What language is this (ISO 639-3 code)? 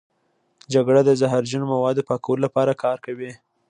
pus